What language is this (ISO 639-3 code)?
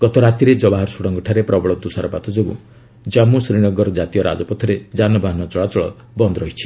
ori